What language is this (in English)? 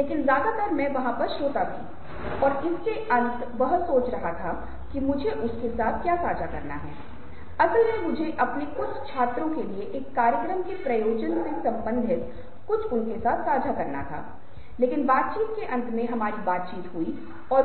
Hindi